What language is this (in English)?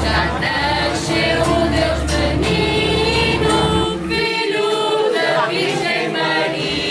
Portuguese